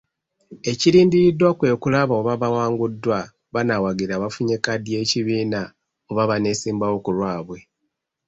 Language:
Ganda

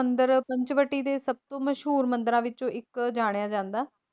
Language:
Punjabi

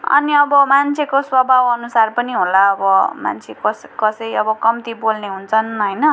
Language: Nepali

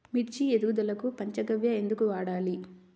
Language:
Telugu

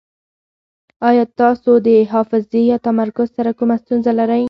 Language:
Pashto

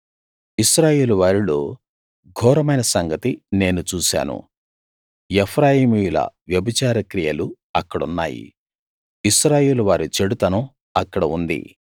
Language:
Telugu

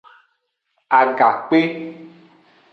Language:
Aja (Benin)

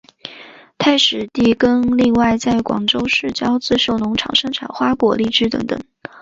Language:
Chinese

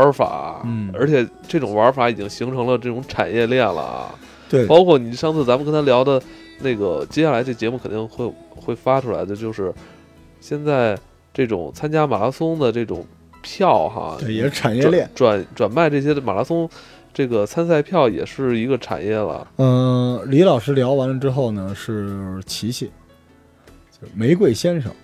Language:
Chinese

